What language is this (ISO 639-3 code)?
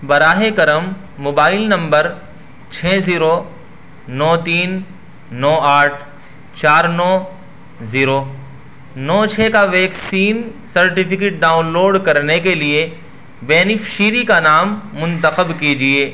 urd